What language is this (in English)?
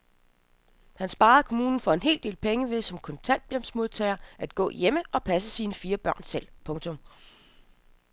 Danish